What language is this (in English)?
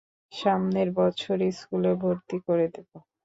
Bangla